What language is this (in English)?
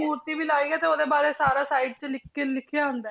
Punjabi